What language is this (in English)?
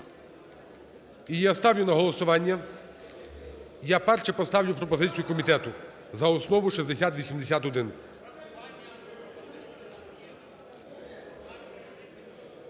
Ukrainian